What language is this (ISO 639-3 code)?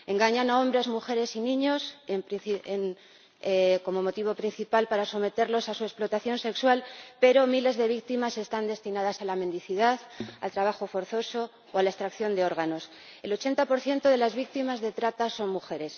spa